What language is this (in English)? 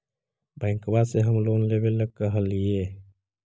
Magahi